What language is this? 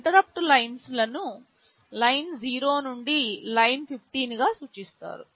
Telugu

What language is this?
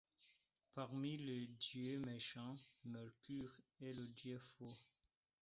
French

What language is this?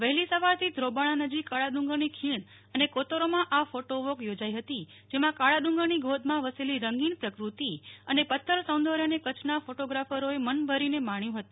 Gujarati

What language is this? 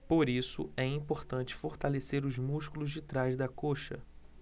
Portuguese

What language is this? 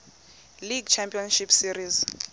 Xhosa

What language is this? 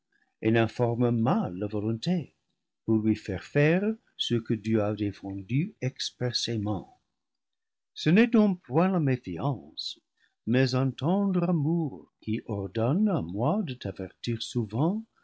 French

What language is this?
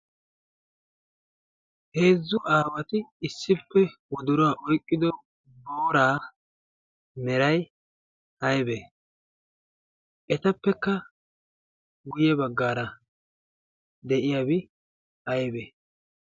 Wolaytta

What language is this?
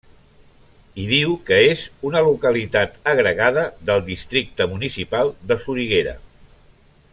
Catalan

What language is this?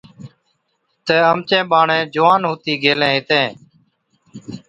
Od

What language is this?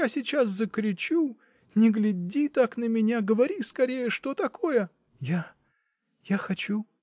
Russian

